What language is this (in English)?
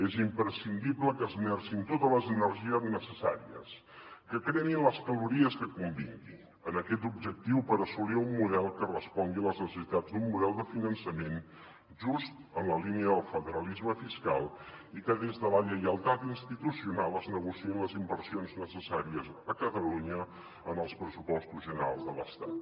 Catalan